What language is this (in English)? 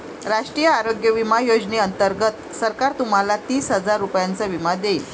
Marathi